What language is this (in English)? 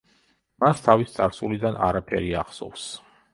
Georgian